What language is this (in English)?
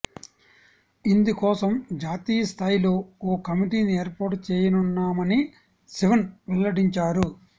Telugu